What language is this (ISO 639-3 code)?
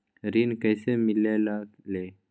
mag